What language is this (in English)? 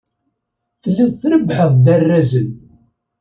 Kabyle